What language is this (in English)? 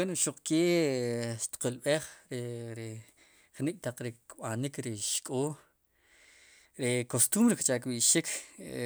Sipacapense